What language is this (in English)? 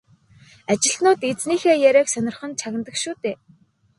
Mongolian